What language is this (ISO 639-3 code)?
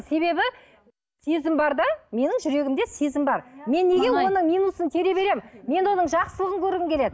kaz